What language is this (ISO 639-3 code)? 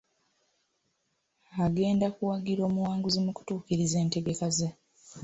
lug